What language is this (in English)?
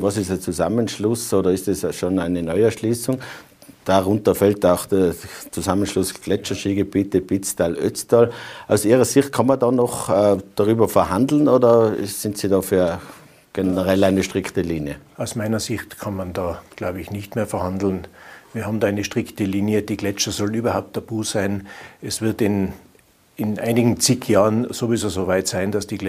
German